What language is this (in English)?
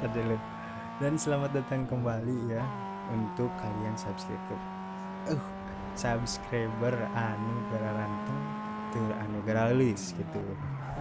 Indonesian